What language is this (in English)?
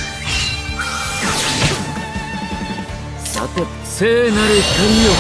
Japanese